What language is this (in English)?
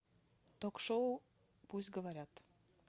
Russian